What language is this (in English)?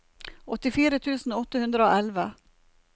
Norwegian